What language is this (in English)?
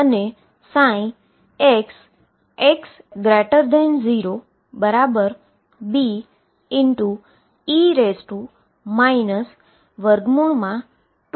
Gujarati